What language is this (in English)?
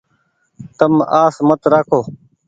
Goaria